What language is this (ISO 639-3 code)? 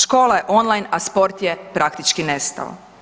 hrv